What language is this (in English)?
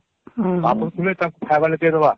Odia